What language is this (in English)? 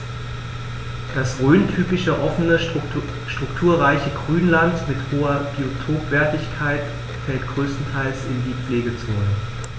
German